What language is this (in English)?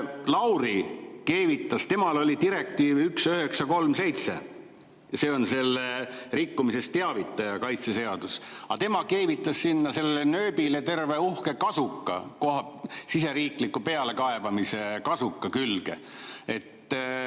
Estonian